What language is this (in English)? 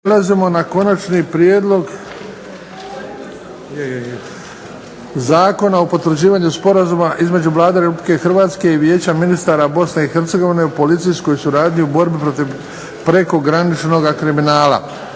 Croatian